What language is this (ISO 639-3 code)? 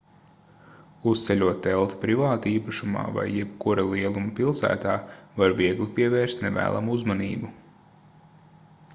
lav